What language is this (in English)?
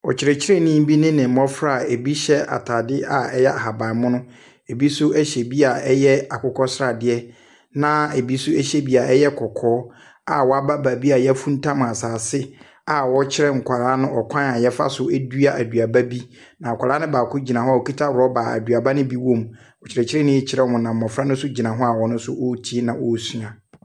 Akan